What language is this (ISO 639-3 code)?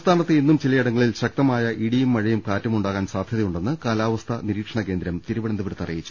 mal